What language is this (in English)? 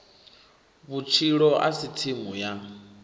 Venda